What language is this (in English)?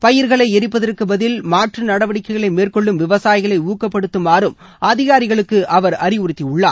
Tamil